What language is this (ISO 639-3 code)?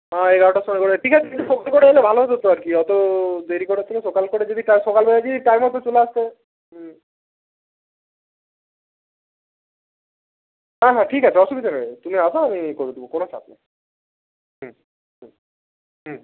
ben